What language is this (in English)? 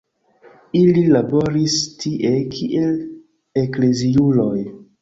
Esperanto